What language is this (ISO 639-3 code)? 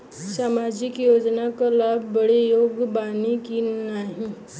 bho